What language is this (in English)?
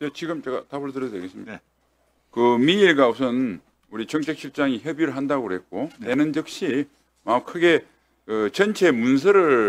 Korean